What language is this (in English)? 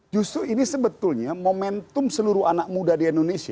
Indonesian